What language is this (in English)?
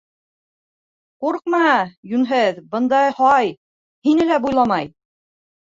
Bashkir